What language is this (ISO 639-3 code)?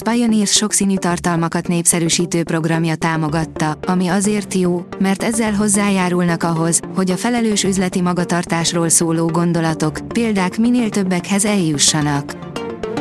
hun